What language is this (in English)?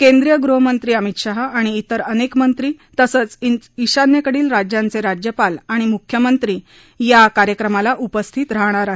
Marathi